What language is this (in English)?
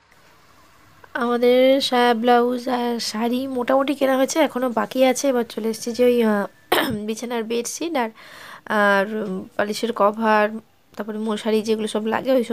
Thai